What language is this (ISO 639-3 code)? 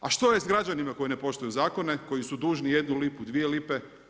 hrv